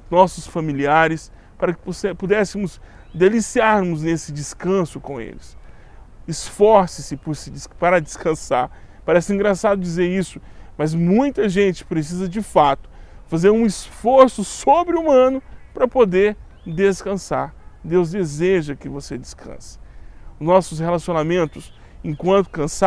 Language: Portuguese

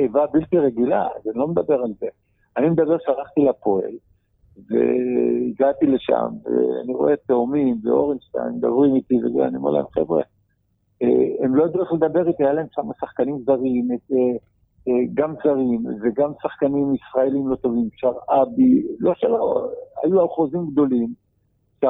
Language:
Hebrew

